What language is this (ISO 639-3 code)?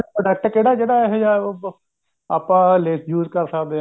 pan